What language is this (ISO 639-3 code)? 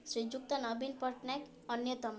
ori